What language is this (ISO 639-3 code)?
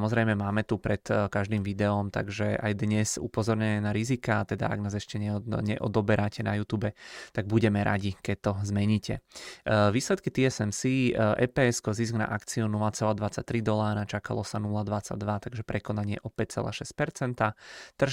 ces